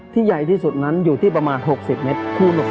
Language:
Thai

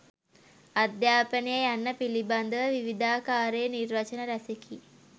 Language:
Sinhala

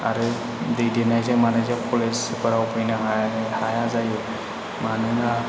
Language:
Bodo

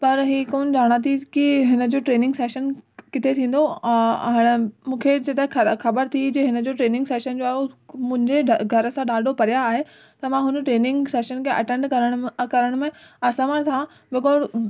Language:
Sindhi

